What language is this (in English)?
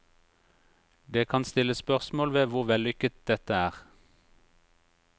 Norwegian